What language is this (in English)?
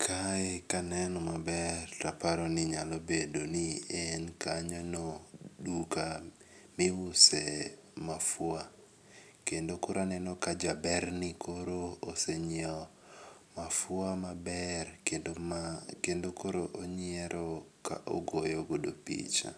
Luo (Kenya and Tanzania)